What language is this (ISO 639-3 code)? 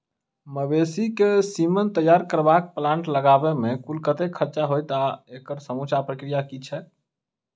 mai